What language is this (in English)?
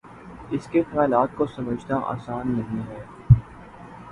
Urdu